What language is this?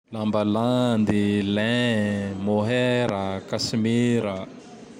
Tandroy-Mahafaly Malagasy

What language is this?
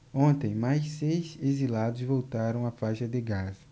Portuguese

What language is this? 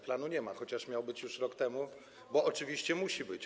Polish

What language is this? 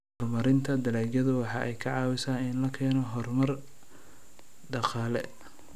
Somali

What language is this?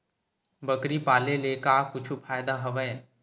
Chhattisgarhi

